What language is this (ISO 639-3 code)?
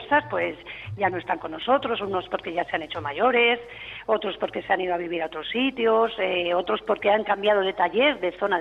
spa